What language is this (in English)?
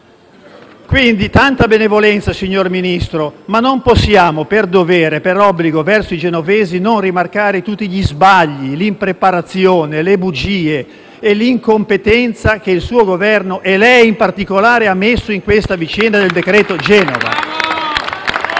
Italian